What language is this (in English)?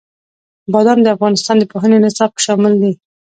Pashto